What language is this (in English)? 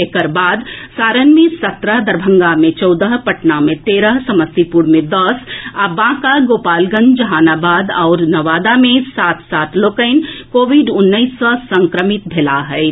Maithili